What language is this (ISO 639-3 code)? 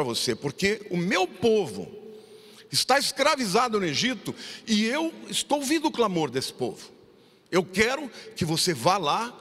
por